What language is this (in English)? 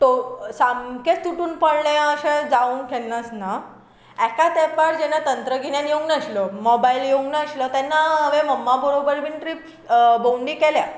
Konkani